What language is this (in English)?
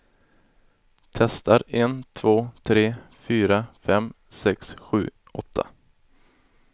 Swedish